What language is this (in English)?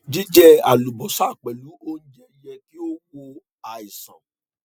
Yoruba